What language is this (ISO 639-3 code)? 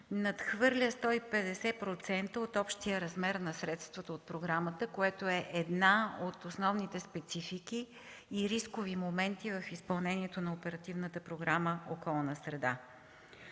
bul